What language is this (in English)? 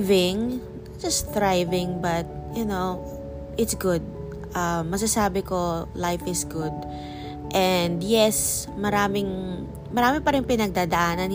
Filipino